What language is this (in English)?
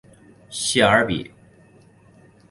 Chinese